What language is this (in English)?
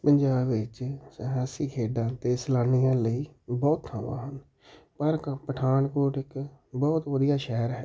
Punjabi